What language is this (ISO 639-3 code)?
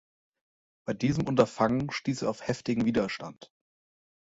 deu